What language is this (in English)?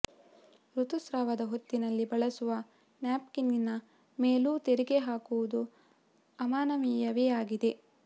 Kannada